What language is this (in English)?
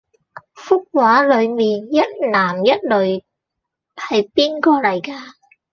Cantonese